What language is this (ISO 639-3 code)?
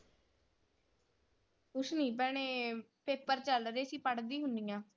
pan